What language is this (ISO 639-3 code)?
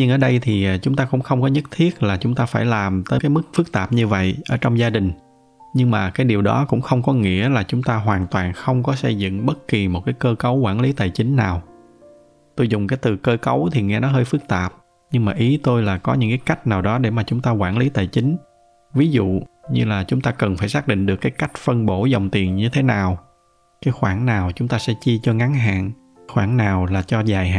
vie